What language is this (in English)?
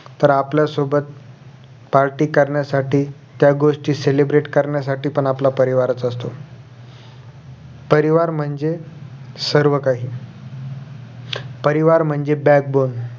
Marathi